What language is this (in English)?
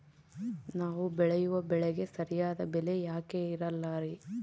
Kannada